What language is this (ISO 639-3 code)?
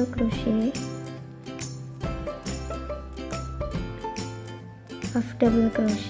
ind